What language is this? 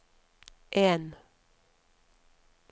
Norwegian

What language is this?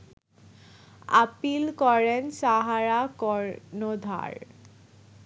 Bangla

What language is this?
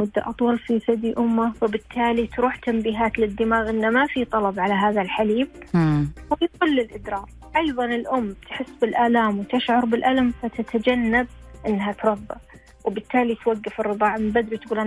Arabic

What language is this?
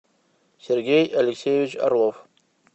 Russian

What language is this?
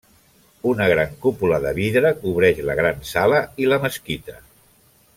Catalan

